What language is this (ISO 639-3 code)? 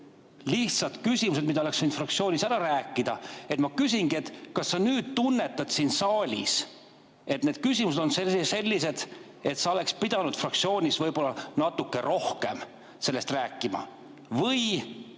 est